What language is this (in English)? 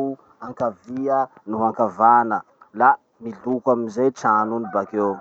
Masikoro Malagasy